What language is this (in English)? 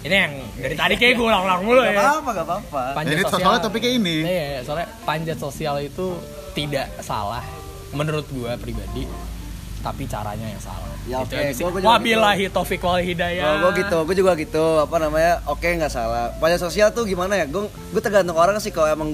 Indonesian